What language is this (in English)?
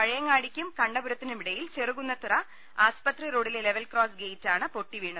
Malayalam